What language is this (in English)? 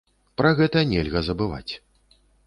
Belarusian